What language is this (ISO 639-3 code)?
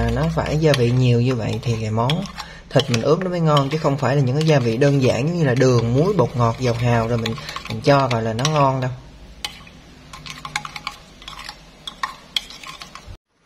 vie